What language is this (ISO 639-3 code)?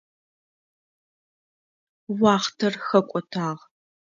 ady